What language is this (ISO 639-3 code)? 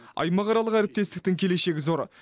kaz